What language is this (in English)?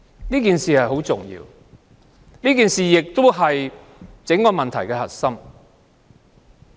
Cantonese